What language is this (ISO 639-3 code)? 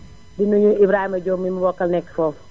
wol